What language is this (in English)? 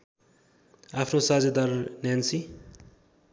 Nepali